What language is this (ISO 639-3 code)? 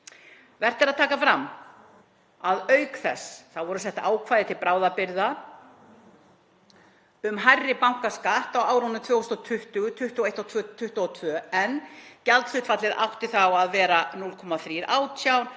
isl